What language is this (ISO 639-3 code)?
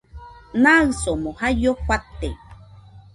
hux